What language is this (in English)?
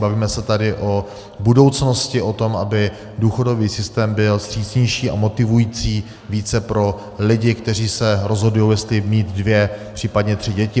Czech